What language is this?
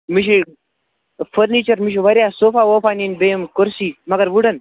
Kashmiri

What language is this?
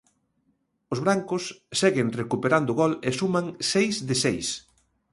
Galician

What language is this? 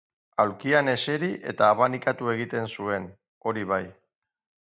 Basque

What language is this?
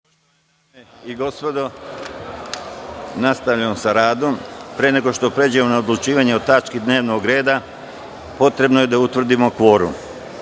Serbian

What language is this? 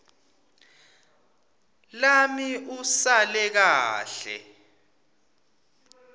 Swati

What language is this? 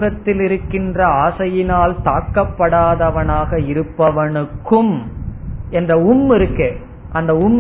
Tamil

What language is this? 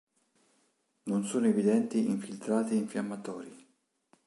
Italian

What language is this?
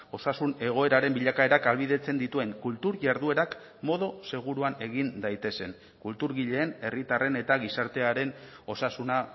Basque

